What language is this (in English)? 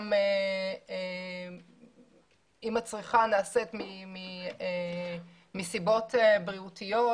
Hebrew